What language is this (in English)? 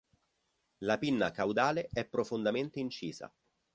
Italian